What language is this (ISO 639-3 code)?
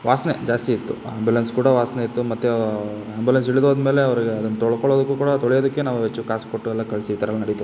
kan